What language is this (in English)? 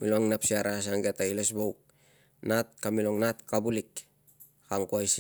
Tungag